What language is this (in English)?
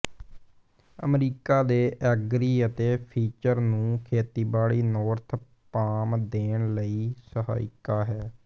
Punjabi